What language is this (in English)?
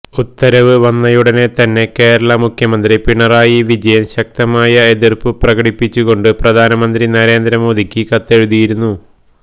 Malayalam